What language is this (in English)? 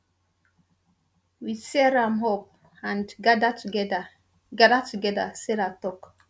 Nigerian Pidgin